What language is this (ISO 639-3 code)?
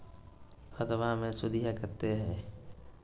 mag